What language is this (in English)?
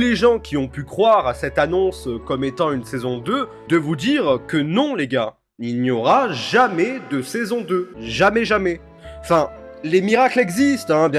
French